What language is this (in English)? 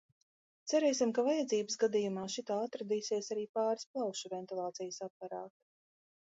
Latvian